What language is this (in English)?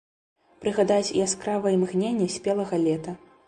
Belarusian